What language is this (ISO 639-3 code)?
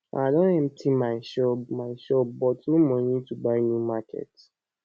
pcm